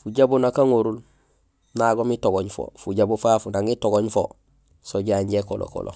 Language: Gusilay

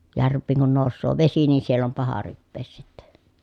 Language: Finnish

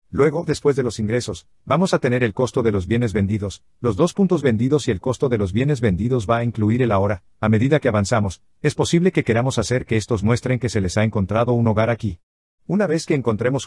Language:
Spanish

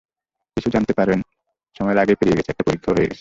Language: Bangla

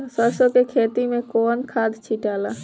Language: Bhojpuri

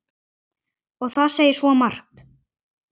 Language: Icelandic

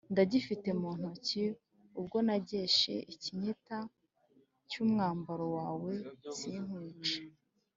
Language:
Kinyarwanda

